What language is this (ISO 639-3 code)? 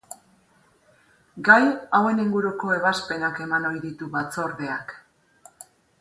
eus